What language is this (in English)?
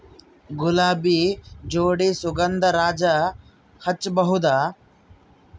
Kannada